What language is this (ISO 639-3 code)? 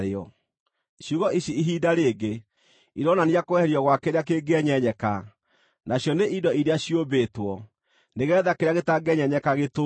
kik